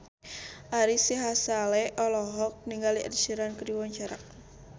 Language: Sundanese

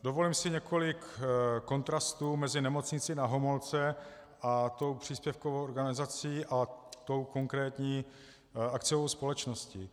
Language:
Czech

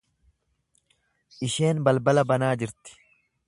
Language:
Oromo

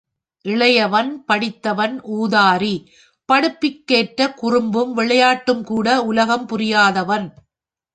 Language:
Tamil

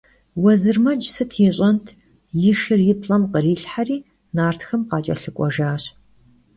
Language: Kabardian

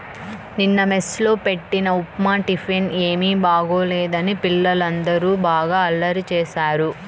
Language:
Telugu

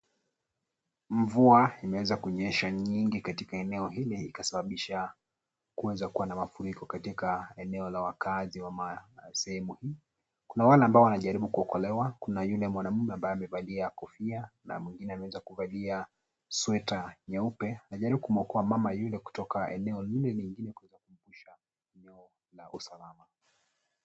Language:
Swahili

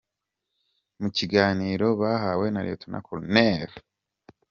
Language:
Kinyarwanda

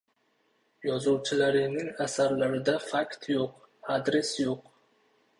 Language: Uzbek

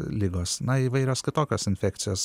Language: Lithuanian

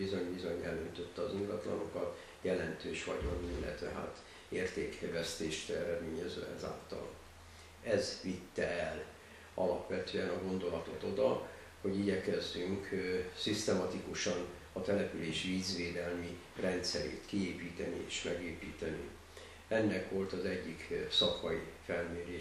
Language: Hungarian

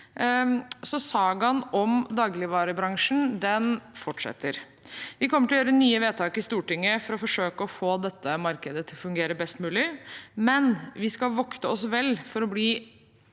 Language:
Norwegian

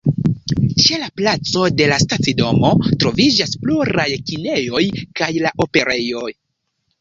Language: Esperanto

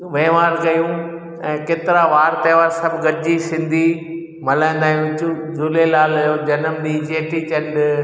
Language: Sindhi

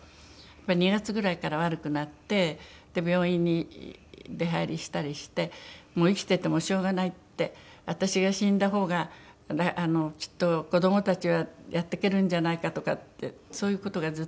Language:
Japanese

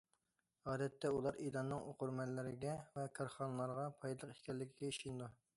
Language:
Uyghur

